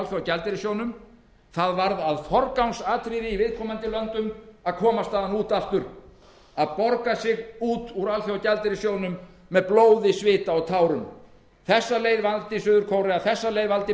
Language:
Icelandic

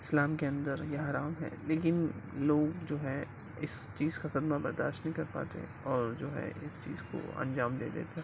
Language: Urdu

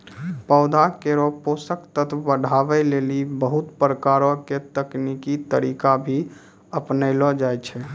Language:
Maithili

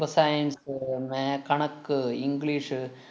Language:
Malayalam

